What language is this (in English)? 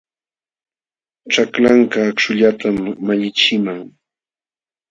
Jauja Wanca Quechua